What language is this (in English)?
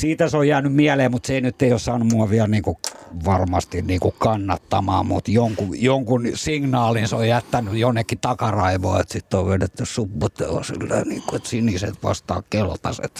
Finnish